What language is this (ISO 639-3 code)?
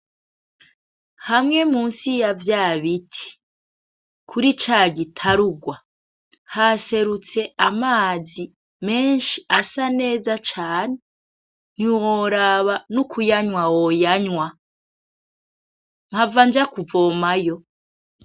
run